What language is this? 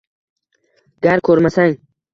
Uzbek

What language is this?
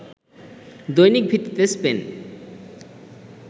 Bangla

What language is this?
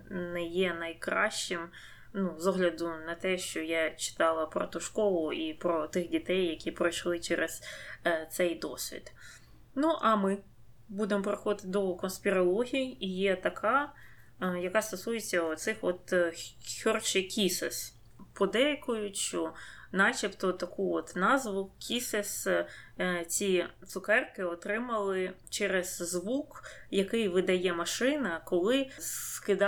Ukrainian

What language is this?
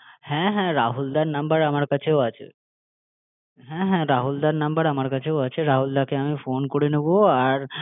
Bangla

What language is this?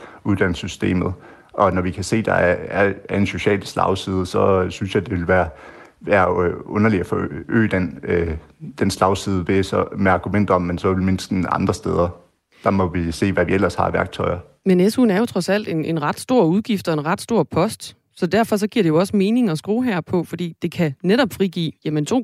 Danish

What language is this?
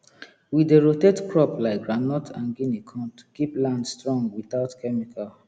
Nigerian Pidgin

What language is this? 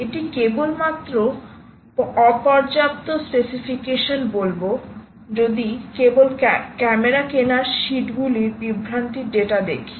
Bangla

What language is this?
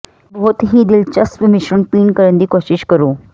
Punjabi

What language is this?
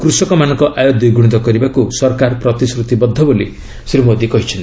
Odia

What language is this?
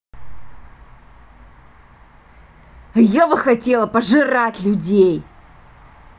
Russian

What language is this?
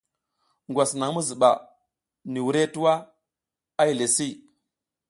South Giziga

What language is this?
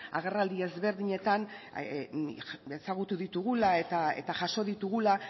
Basque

